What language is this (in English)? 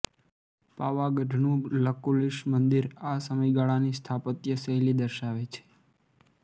Gujarati